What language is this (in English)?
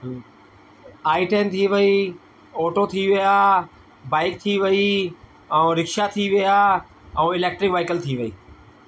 Sindhi